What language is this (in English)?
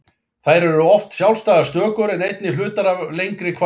Icelandic